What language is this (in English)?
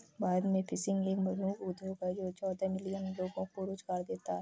Hindi